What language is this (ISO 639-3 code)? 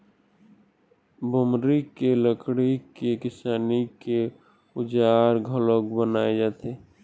hne